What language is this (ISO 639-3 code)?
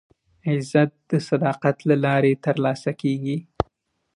pus